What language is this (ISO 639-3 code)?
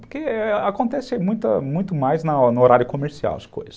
por